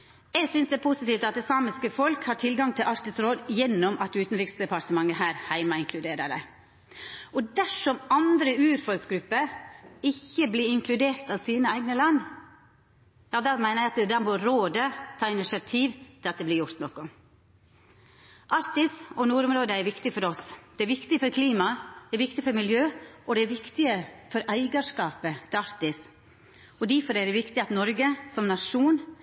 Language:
Norwegian Nynorsk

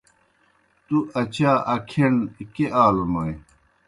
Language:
Kohistani Shina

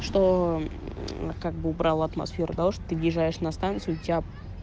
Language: Russian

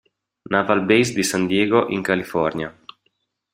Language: Italian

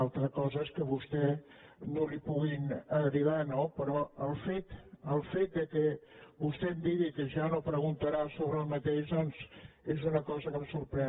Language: Catalan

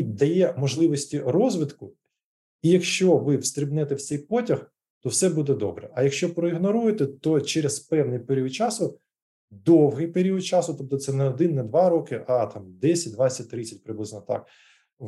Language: Ukrainian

